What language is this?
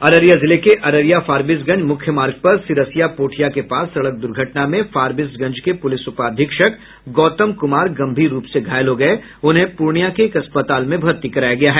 Hindi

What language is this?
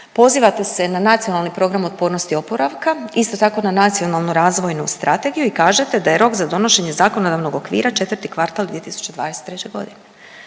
Croatian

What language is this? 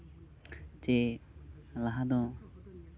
Santali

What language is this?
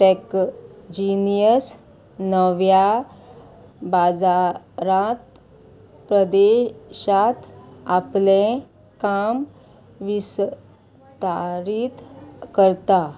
Konkani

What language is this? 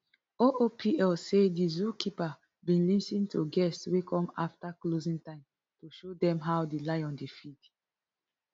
Nigerian Pidgin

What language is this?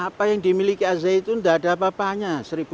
Indonesian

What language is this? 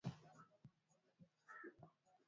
Swahili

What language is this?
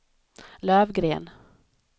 Swedish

